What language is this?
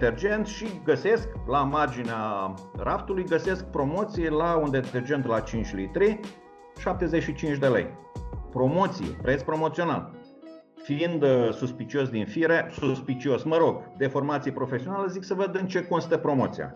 Romanian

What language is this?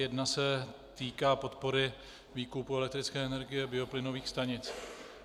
Czech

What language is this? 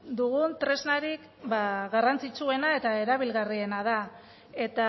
Basque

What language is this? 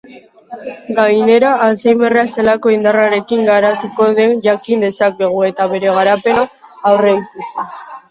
Basque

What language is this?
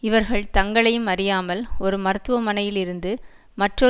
Tamil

